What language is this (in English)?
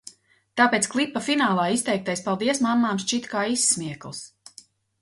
Latvian